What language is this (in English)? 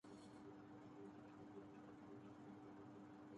Urdu